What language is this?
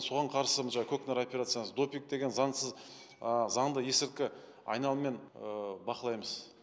Kazakh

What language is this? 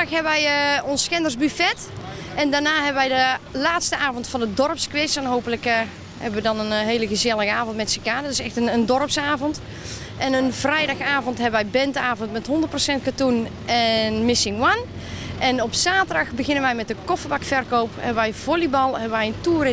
Dutch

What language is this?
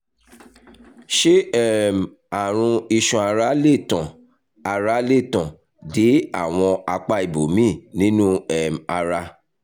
Yoruba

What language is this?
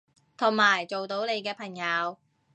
Cantonese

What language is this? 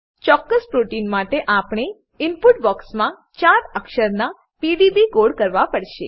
Gujarati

